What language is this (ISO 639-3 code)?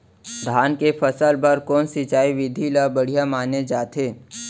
hne